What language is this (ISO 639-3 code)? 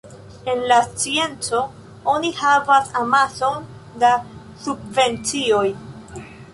epo